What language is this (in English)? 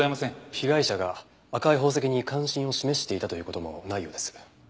Japanese